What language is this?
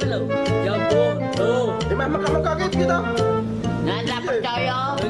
Indonesian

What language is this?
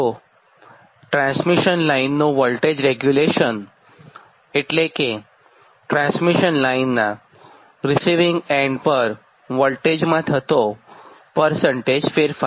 Gujarati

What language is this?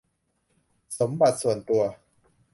Thai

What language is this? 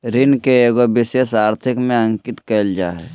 Magahi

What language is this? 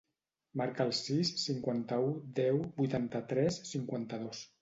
Catalan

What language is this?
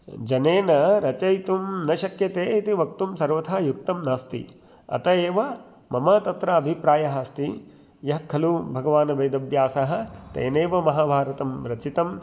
Sanskrit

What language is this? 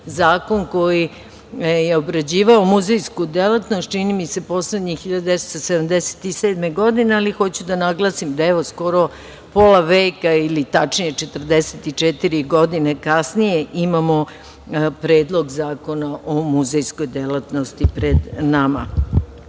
Serbian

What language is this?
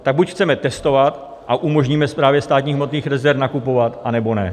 Czech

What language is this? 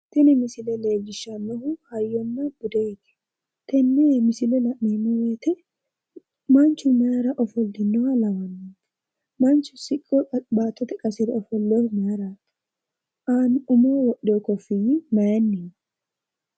Sidamo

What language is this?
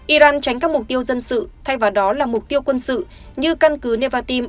Vietnamese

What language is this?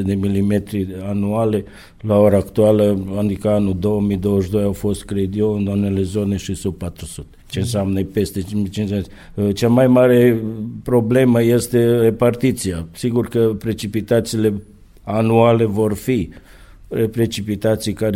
Romanian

